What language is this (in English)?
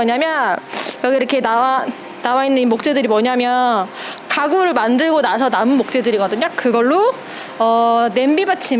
Korean